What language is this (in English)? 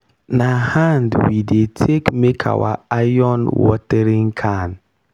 Nigerian Pidgin